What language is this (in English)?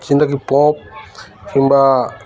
Odia